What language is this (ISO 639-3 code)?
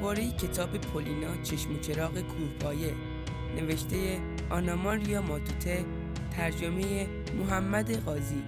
fas